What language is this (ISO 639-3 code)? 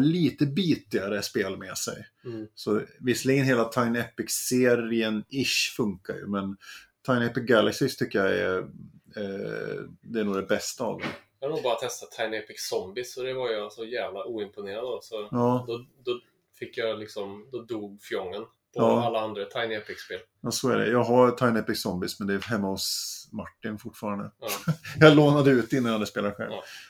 swe